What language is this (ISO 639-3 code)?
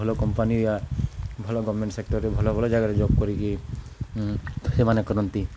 ori